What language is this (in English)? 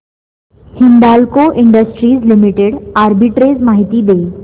Marathi